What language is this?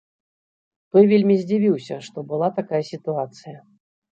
Belarusian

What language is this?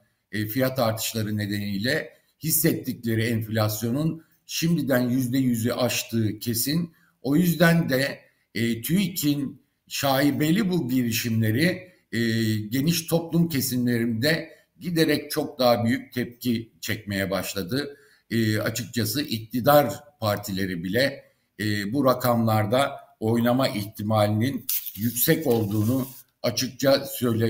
Turkish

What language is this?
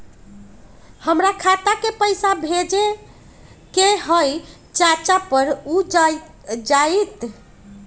Magahi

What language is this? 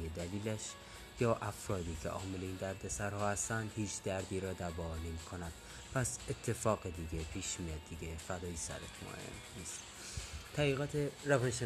Persian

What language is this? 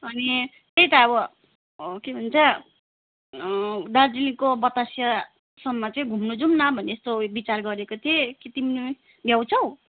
Nepali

